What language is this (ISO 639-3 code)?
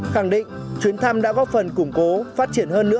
vie